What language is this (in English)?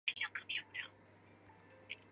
Chinese